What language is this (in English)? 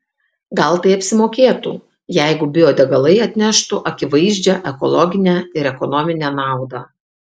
Lithuanian